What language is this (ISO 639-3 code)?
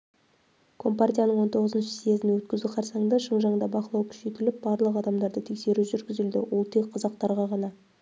kaz